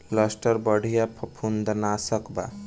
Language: Bhojpuri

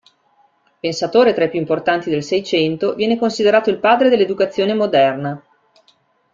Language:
Italian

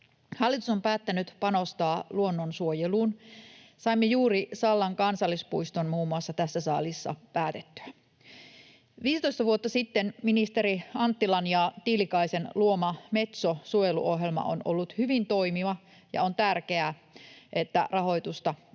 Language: Finnish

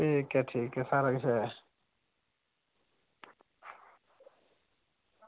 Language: Dogri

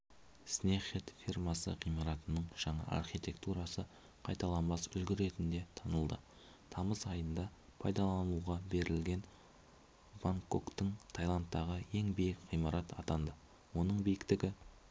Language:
Kazakh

